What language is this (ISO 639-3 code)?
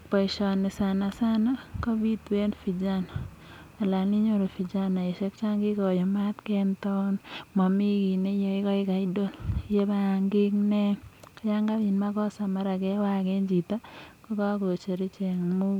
kln